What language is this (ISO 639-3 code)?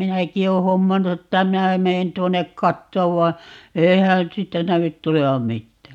fin